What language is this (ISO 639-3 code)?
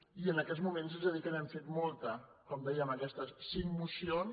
cat